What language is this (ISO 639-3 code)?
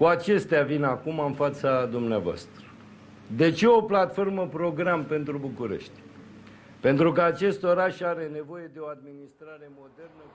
ron